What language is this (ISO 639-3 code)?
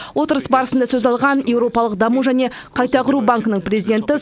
kaz